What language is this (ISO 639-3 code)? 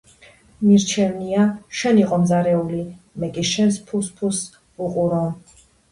kat